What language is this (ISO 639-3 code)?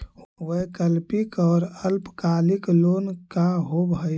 mag